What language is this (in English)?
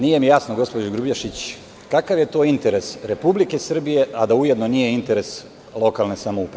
Serbian